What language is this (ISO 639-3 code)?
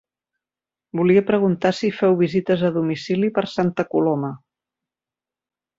cat